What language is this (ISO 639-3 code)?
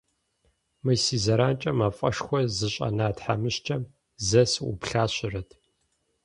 kbd